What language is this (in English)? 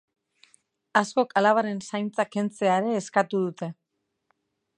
Basque